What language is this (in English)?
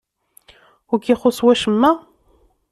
Kabyle